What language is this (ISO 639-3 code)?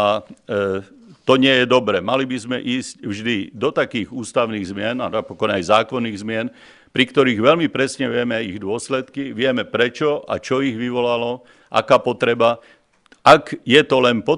slk